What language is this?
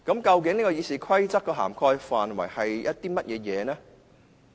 Cantonese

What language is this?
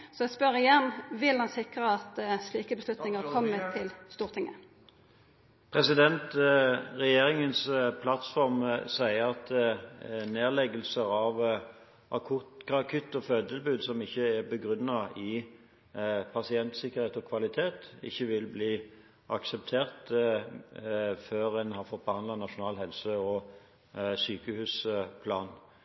Norwegian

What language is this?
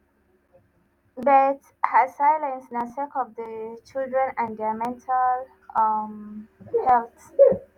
Nigerian Pidgin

